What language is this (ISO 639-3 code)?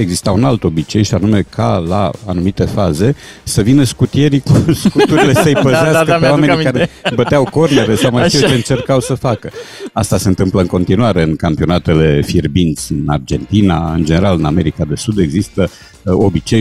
ron